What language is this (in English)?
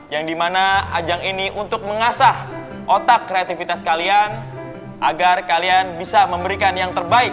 Indonesian